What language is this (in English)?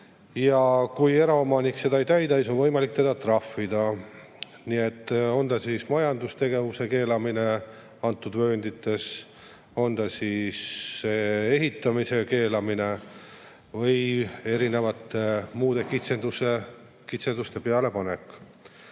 Estonian